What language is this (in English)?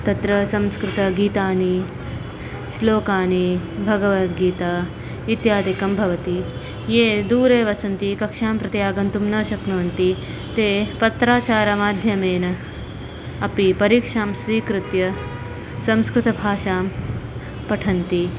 Sanskrit